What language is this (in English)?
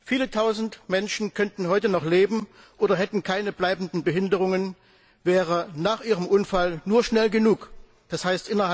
German